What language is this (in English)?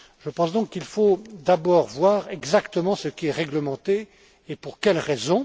French